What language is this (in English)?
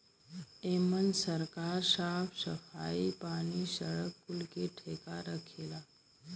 Bhojpuri